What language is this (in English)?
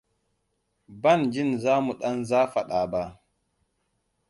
Hausa